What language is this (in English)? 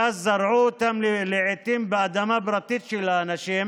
Hebrew